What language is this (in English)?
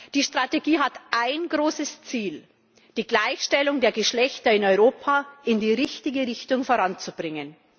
German